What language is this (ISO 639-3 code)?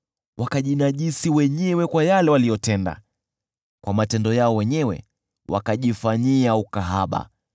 swa